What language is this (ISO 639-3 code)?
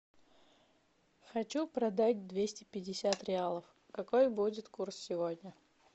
rus